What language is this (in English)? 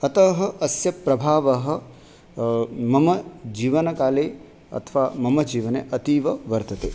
Sanskrit